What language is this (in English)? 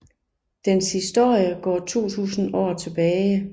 Danish